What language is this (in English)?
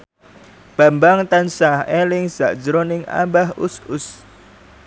Javanese